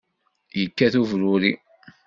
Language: Kabyle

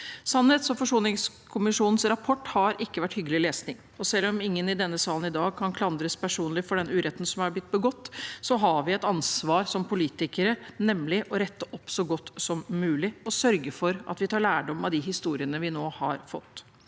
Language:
Norwegian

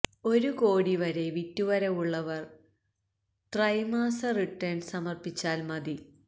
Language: Malayalam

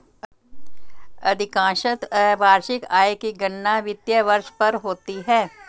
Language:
Hindi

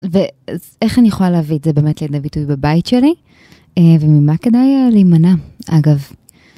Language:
Hebrew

